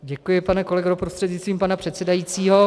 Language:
Czech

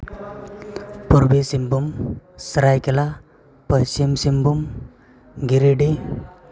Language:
Santali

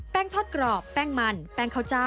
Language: Thai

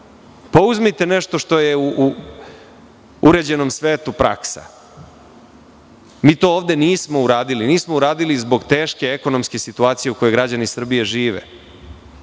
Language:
Serbian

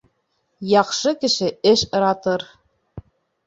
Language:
Bashkir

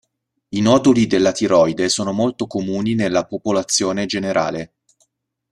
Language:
Italian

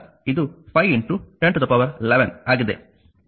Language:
Kannada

